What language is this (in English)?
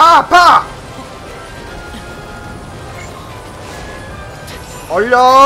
Korean